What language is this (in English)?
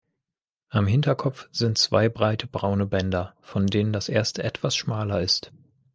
German